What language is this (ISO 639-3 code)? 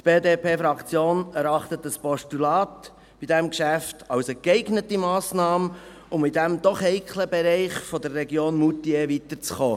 gsw